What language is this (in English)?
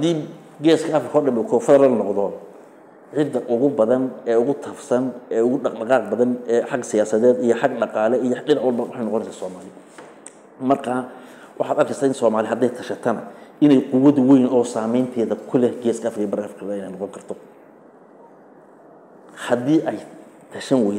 Arabic